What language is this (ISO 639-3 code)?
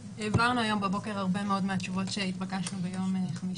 heb